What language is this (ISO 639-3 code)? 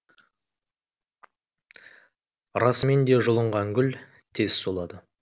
kaz